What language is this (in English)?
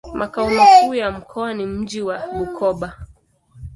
Swahili